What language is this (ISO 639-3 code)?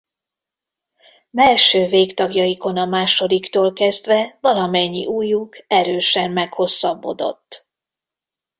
hun